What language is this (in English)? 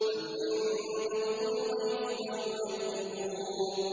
Arabic